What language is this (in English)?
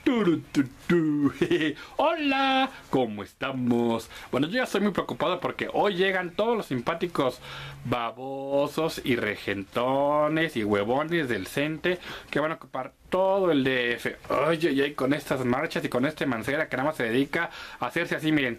Spanish